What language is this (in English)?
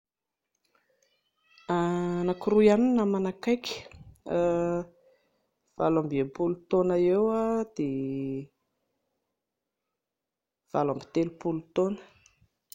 Malagasy